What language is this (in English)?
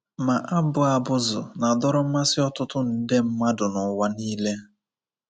Igbo